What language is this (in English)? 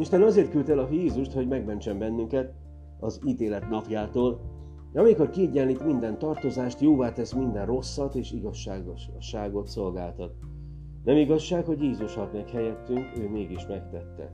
Hungarian